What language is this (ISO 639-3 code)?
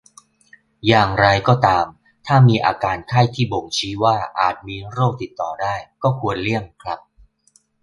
tha